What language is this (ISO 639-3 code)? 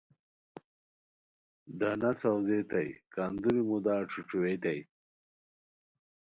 khw